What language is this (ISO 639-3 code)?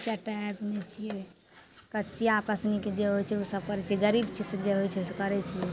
mai